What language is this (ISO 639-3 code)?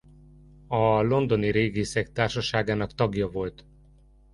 hun